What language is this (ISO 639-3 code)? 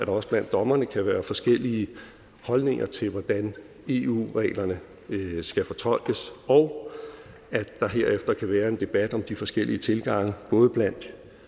dan